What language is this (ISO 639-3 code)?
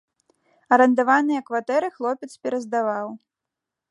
bel